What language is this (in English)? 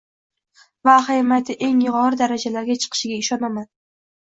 Uzbek